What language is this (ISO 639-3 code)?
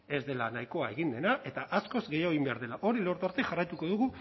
eus